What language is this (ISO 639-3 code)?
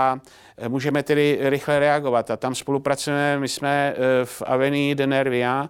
ces